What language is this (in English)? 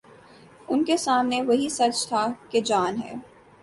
Urdu